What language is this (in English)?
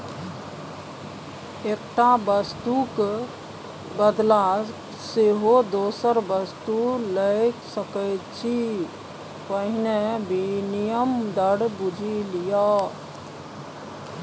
Maithili